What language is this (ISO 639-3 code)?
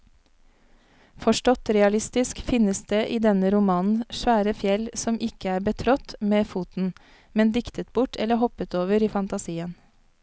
nor